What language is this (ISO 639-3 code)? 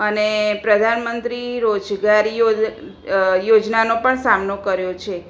guj